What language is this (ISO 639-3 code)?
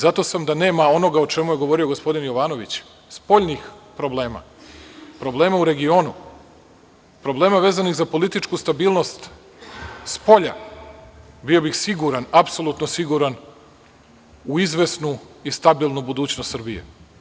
srp